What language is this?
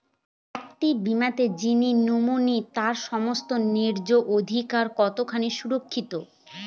Bangla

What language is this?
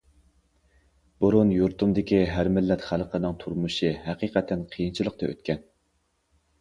Uyghur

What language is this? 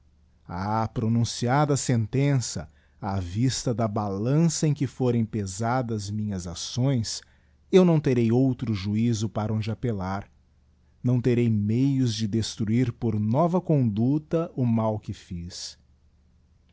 Portuguese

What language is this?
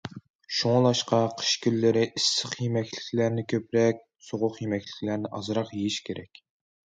Uyghur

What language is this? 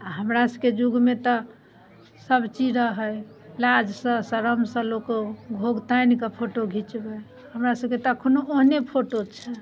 Maithili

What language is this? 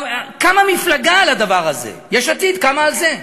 Hebrew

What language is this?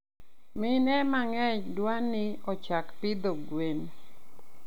Luo (Kenya and Tanzania)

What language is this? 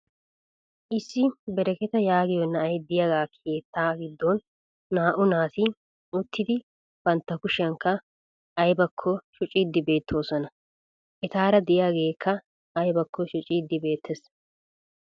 Wolaytta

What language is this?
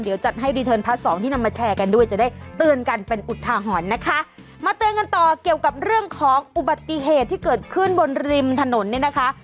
Thai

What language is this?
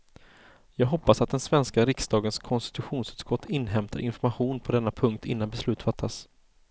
Swedish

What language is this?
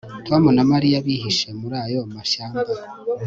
Kinyarwanda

